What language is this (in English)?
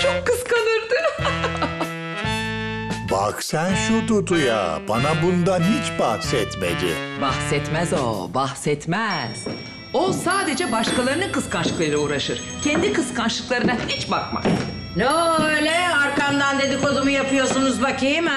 Turkish